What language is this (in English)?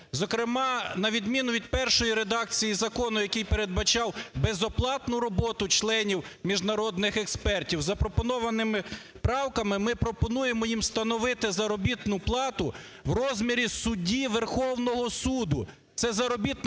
Ukrainian